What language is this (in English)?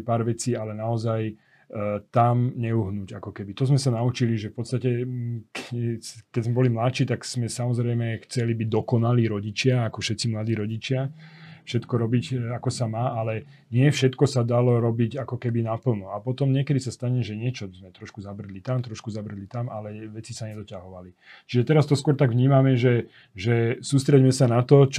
Slovak